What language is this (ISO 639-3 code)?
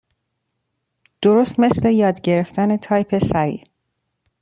fas